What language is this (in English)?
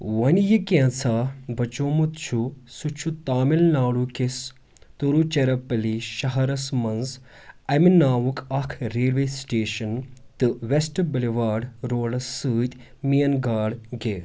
Kashmiri